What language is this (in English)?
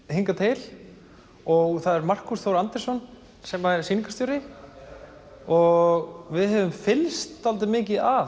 Icelandic